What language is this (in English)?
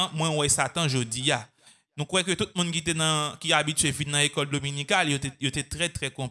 French